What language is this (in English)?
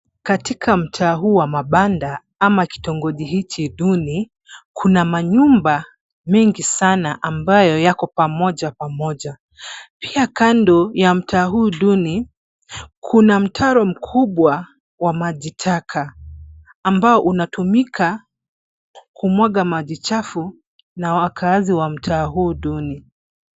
Swahili